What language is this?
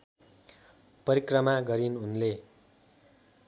Nepali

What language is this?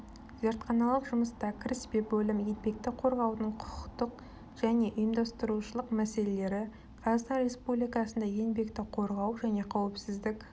Kazakh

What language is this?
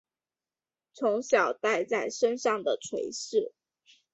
Chinese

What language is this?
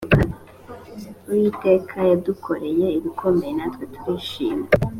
Kinyarwanda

